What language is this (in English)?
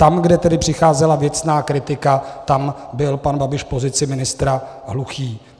Czech